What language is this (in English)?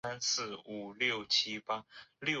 Chinese